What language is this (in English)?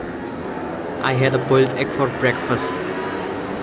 Javanese